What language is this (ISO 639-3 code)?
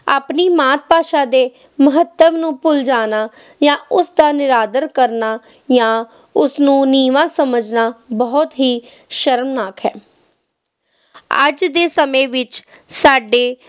pan